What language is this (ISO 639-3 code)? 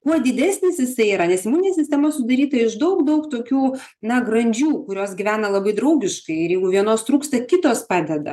lit